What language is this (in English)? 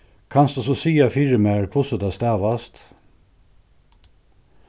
Faroese